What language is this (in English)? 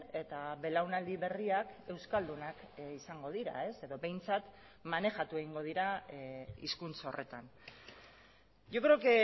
Basque